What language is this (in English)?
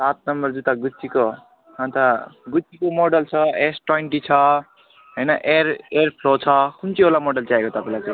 Nepali